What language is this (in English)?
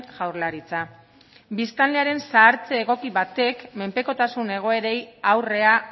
Basque